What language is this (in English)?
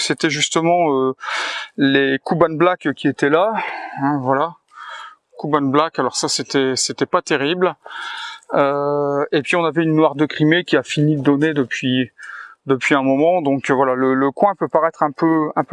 French